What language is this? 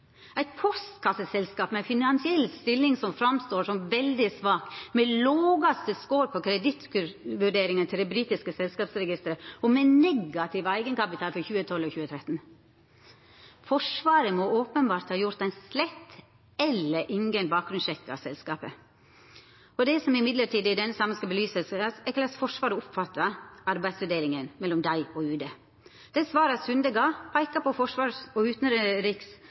Norwegian Nynorsk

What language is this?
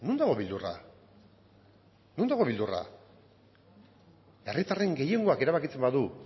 Basque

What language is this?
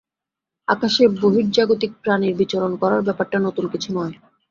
Bangla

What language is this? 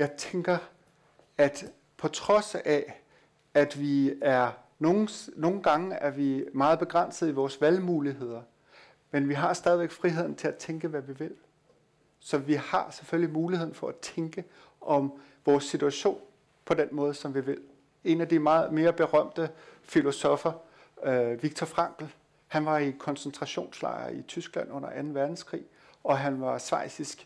Danish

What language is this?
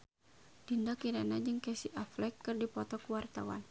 Sundanese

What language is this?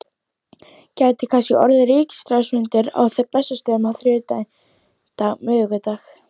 Icelandic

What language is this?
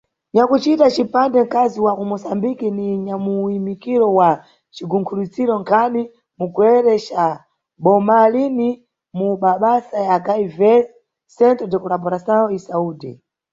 Nyungwe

